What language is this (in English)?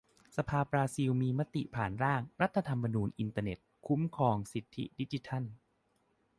Thai